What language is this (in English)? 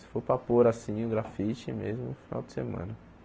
Portuguese